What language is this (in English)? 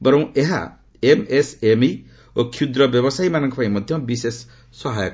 Odia